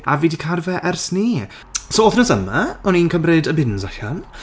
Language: Welsh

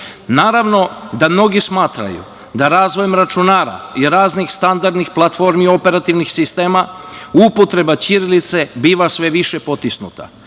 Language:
Serbian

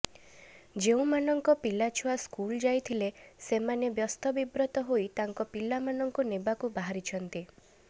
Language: Odia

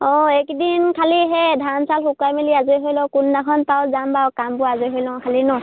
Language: Assamese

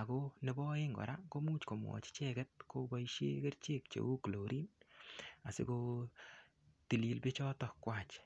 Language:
Kalenjin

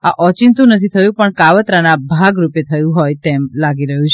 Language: Gujarati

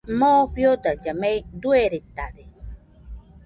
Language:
Nüpode Huitoto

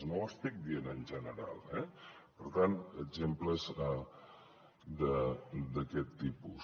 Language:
Catalan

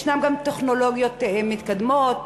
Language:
Hebrew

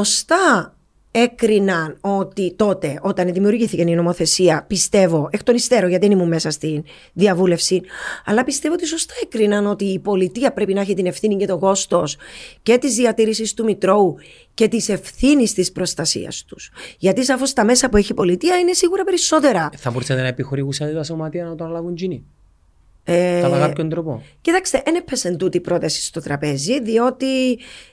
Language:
Greek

